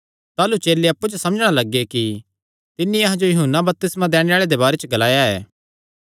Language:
Kangri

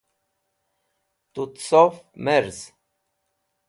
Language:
Wakhi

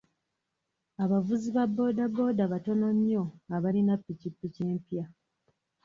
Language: Ganda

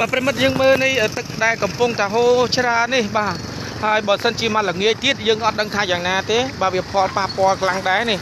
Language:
Thai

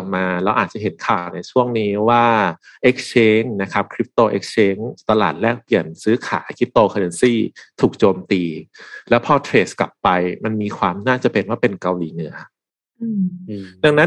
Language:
Thai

